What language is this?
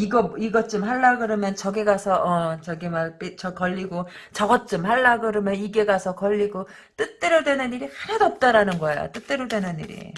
Korean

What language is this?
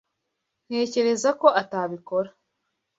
Kinyarwanda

